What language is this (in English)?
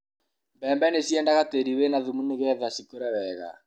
Kikuyu